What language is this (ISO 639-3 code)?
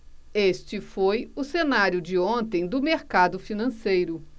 por